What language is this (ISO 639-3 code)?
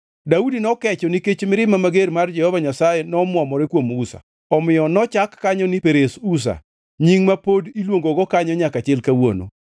luo